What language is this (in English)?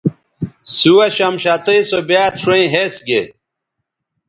Bateri